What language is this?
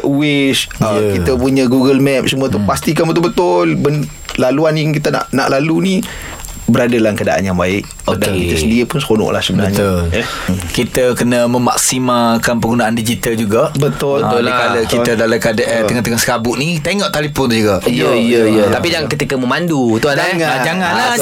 Malay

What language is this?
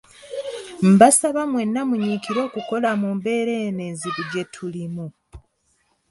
Ganda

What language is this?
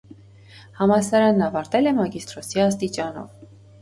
Armenian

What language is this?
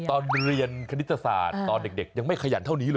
Thai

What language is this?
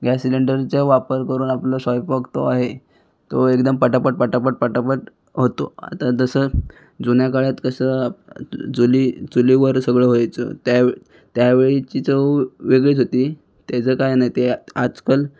Marathi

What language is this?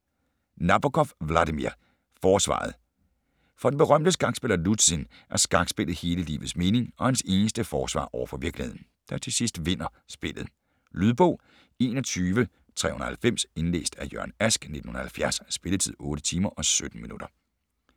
Danish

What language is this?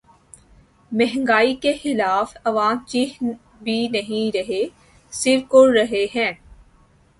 Urdu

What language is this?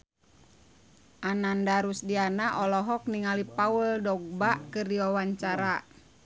Sundanese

